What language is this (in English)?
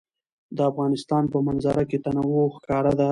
Pashto